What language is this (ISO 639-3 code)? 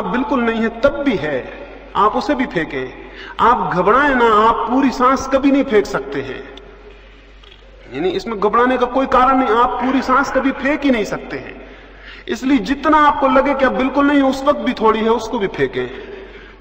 hin